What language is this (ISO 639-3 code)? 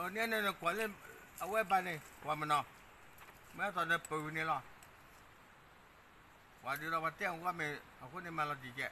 tha